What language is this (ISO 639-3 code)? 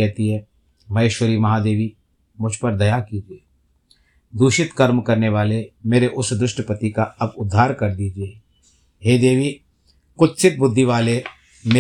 hin